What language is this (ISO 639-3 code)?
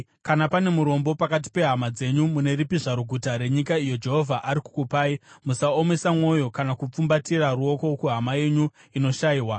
sna